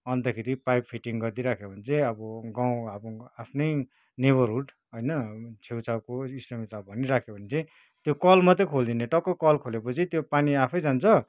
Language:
Nepali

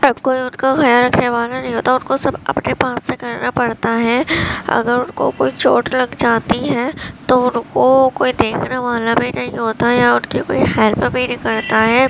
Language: Urdu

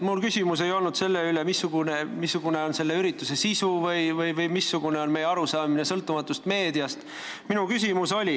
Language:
Estonian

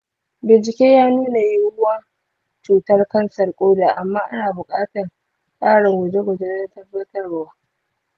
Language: Hausa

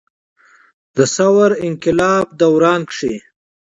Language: Pashto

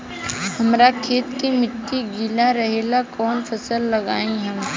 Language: Bhojpuri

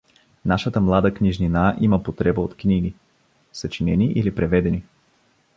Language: Bulgarian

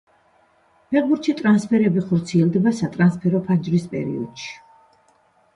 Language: Georgian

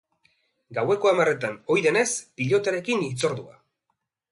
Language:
Basque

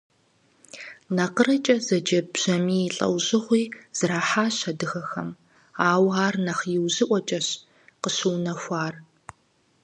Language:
Kabardian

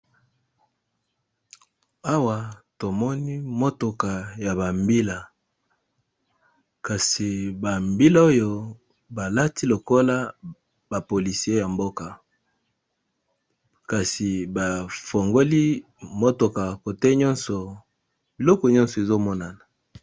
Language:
Lingala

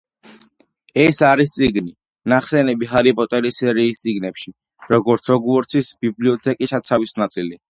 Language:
Georgian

